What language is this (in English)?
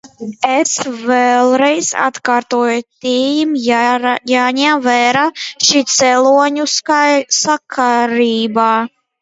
Latvian